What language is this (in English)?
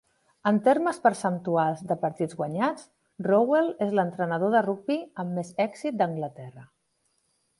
Catalan